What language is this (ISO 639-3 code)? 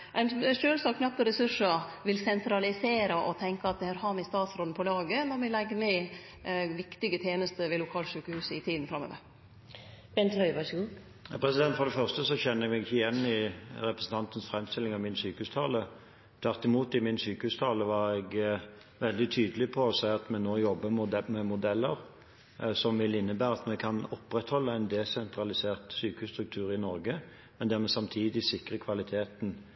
nor